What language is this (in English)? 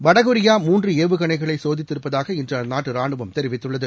Tamil